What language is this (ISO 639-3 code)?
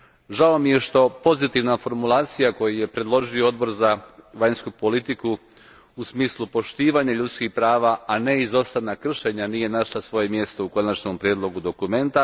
hrv